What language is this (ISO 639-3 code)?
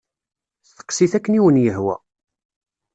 kab